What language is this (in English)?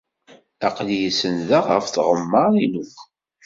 Kabyle